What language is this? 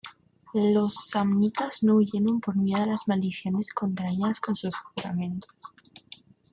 Spanish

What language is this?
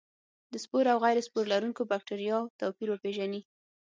Pashto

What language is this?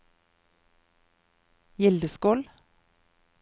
Norwegian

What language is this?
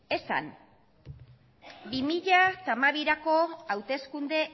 Basque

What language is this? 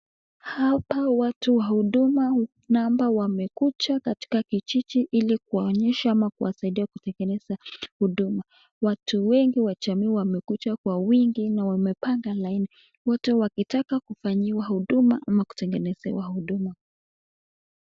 Swahili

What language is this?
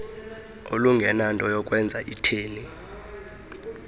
Xhosa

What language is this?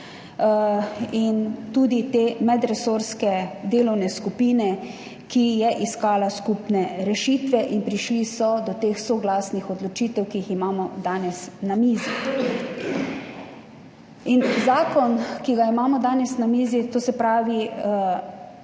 Slovenian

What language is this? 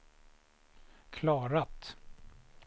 Swedish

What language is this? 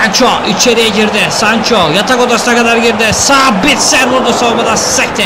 Turkish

